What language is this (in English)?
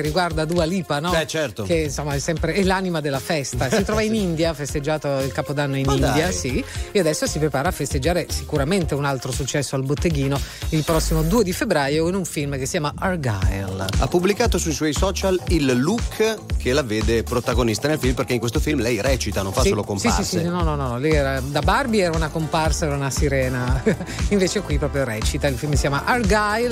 Italian